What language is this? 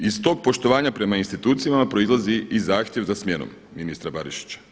Croatian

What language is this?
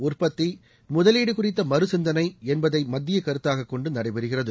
Tamil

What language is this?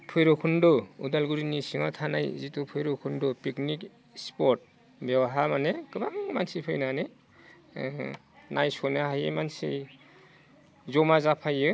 Bodo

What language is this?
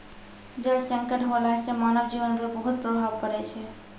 Maithili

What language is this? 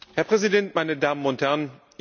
German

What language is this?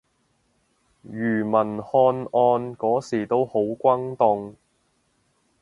Cantonese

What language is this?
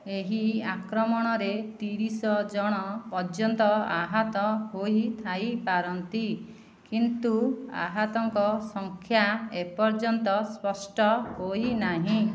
Odia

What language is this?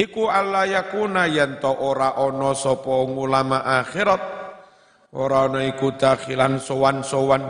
Indonesian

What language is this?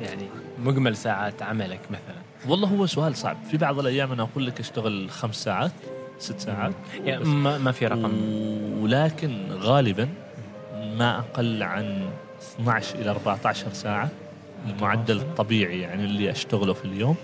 Arabic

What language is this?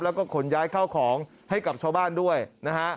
Thai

